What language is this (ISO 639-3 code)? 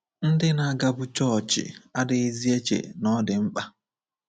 ibo